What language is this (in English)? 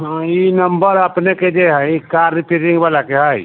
Maithili